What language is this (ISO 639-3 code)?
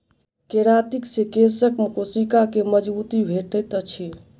mai